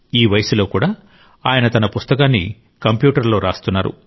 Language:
Telugu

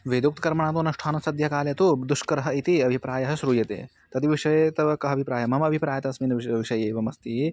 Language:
Sanskrit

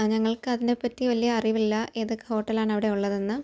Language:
Malayalam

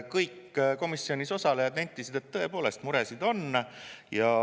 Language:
Estonian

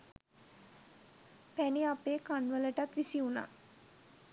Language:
Sinhala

